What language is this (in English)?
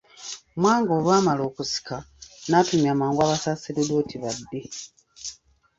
Ganda